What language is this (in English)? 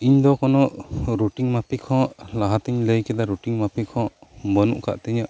Santali